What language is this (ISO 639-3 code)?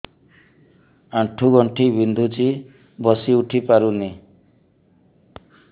ori